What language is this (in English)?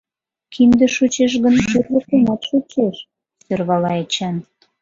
Mari